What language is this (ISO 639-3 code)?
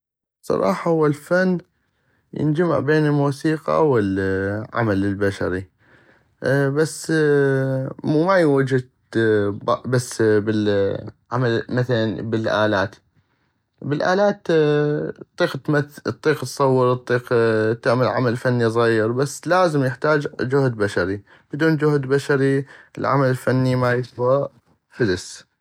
ayp